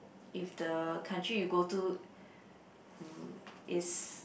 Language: English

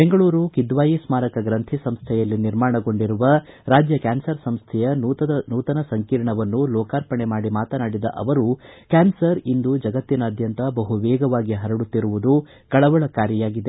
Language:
Kannada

